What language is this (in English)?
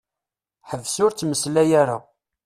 Kabyle